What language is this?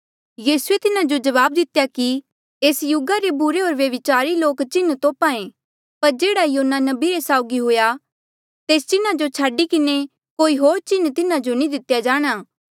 Mandeali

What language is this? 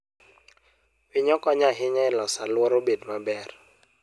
Luo (Kenya and Tanzania)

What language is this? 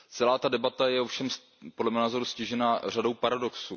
Czech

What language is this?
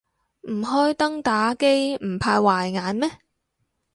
Cantonese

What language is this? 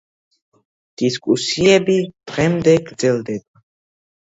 Georgian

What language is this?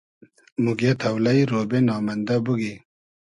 Hazaragi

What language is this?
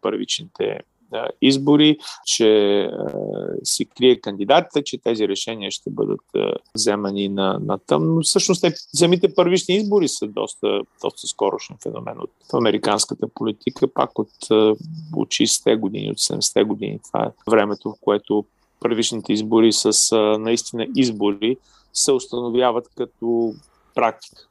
Bulgarian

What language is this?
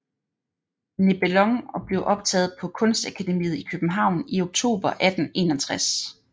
Danish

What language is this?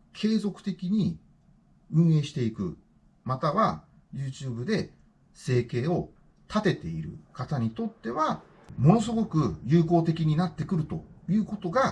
Japanese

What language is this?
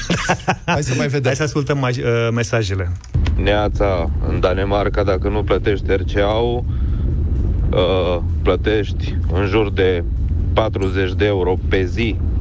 Romanian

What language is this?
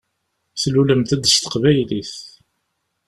Kabyle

